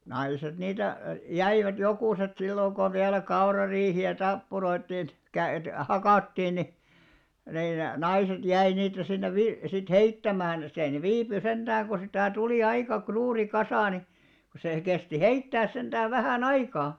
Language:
Finnish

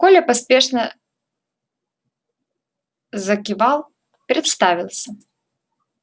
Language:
Russian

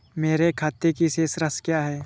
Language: Hindi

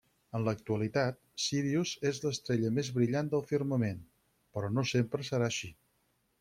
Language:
Catalan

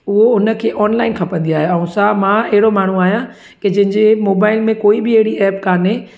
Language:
Sindhi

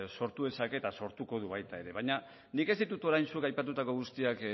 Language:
Basque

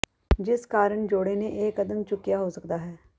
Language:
Punjabi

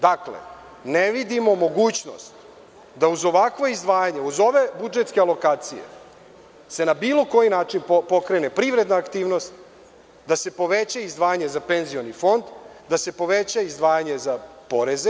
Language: Serbian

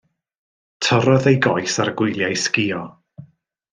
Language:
Welsh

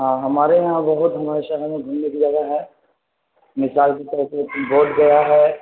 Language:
Urdu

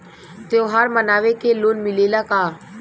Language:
Bhojpuri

